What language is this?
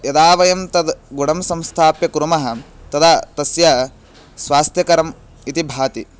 Sanskrit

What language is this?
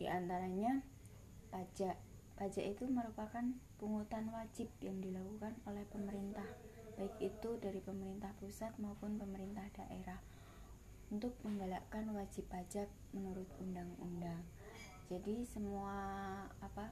Indonesian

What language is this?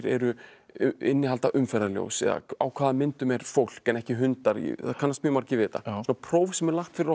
Icelandic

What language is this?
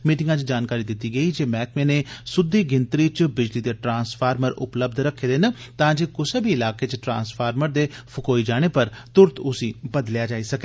Dogri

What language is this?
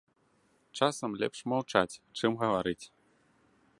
Belarusian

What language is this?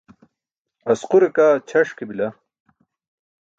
Burushaski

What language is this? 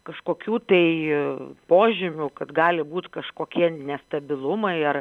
Lithuanian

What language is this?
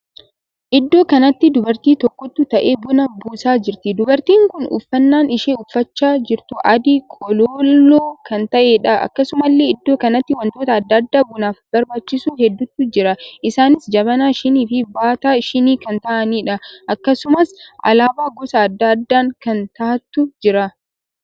Oromo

